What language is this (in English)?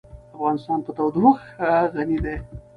Pashto